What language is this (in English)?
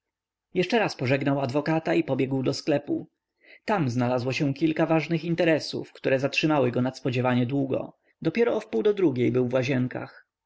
Polish